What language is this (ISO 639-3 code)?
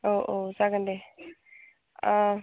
brx